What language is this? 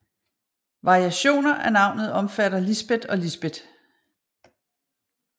Danish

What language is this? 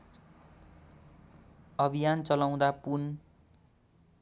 Nepali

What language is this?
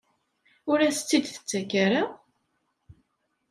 Kabyle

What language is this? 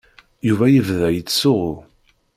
Kabyle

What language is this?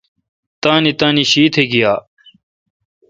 Kalkoti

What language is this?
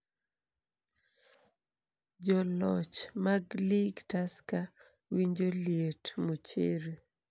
Luo (Kenya and Tanzania)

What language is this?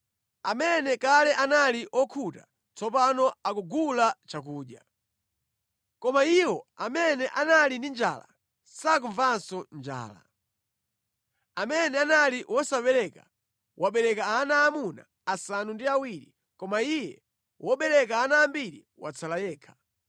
Nyanja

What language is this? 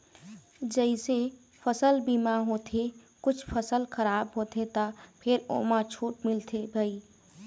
Chhattisgarhi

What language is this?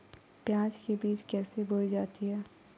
Magahi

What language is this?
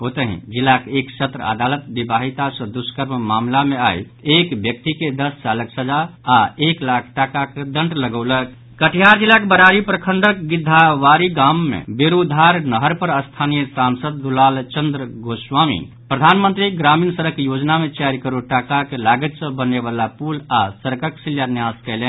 Maithili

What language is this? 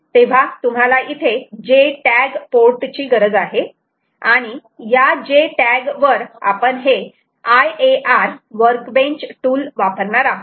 Marathi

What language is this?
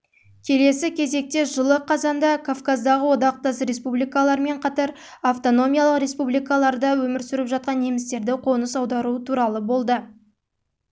Kazakh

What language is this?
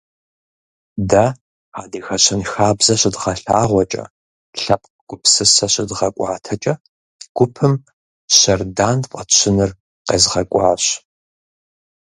Kabardian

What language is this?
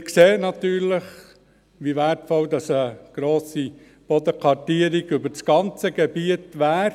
Swiss German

